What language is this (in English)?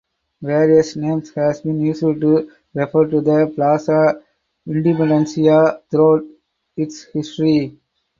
English